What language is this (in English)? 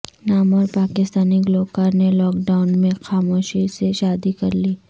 Urdu